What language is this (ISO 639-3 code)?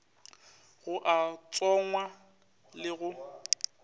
nso